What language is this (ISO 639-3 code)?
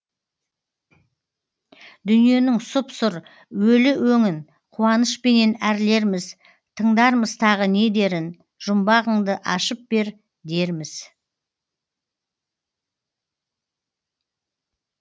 kaz